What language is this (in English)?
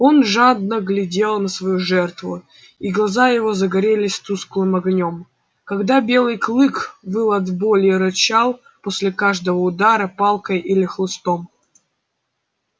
Russian